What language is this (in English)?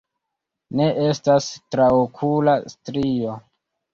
Esperanto